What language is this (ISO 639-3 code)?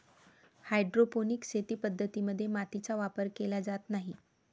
mar